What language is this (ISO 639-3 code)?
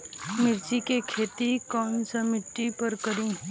bho